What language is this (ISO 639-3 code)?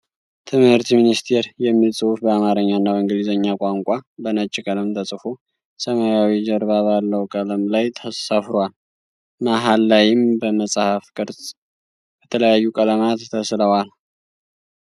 amh